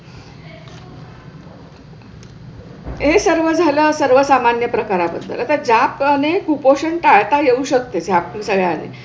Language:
Marathi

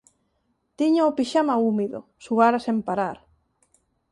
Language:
Galician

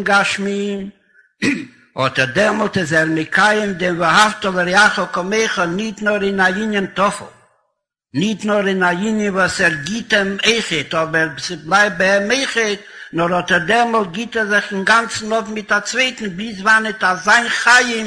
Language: Hebrew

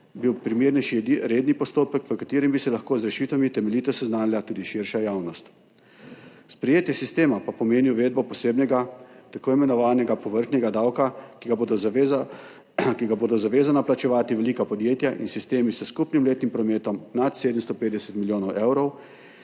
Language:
Slovenian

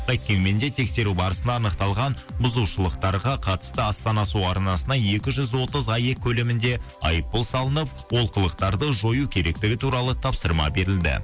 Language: Kazakh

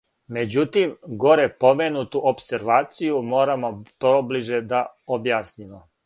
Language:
Serbian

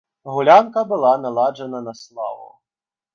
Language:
Belarusian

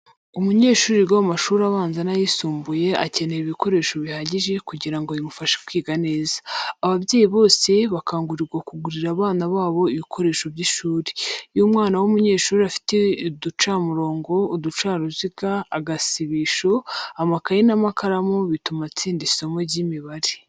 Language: Kinyarwanda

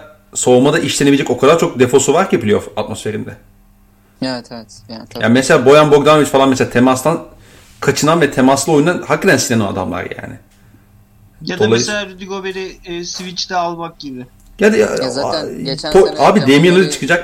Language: Turkish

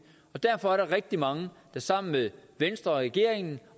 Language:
Danish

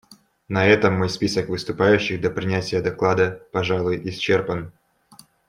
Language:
Russian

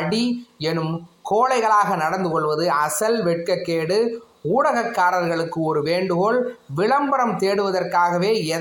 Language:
Tamil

